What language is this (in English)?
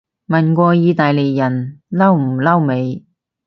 Cantonese